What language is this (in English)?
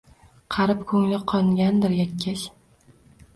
Uzbek